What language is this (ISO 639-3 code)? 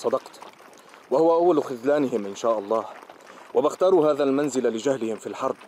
ara